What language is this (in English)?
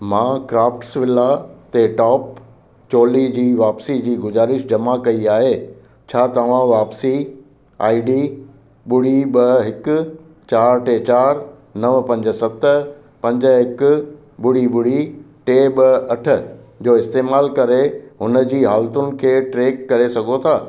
Sindhi